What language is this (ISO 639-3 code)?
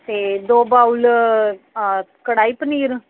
pan